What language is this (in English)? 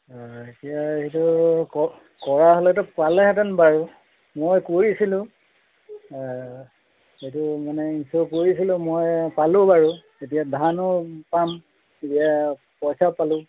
Assamese